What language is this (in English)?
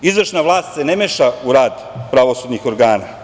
Serbian